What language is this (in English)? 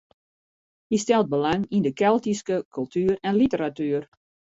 Western Frisian